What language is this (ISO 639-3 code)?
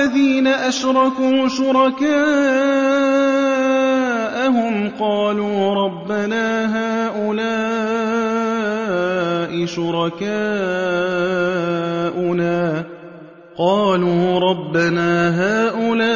ara